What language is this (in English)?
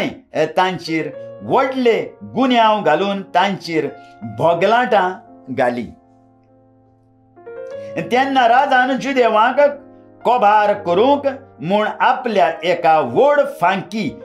Romanian